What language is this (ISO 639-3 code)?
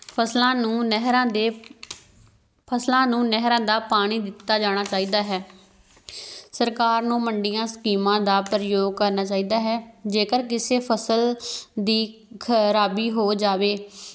pan